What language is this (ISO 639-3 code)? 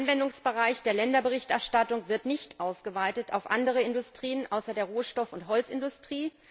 deu